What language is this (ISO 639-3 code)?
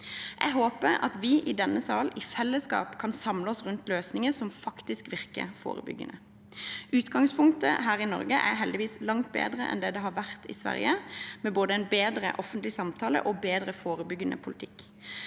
nor